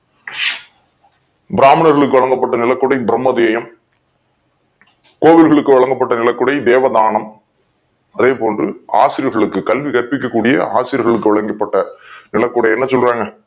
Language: Tamil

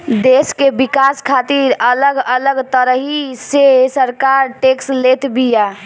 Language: Bhojpuri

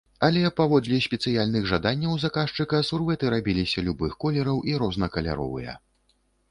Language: Belarusian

